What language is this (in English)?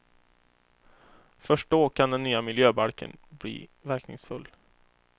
Swedish